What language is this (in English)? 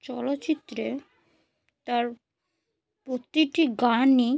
Bangla